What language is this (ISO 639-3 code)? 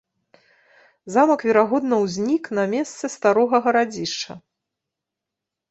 bel